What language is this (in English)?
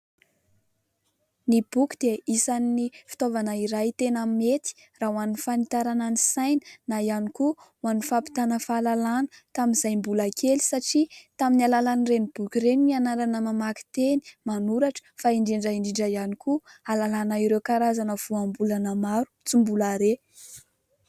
Malagasy